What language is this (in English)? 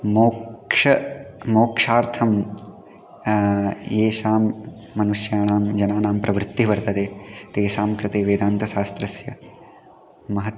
Sanskrit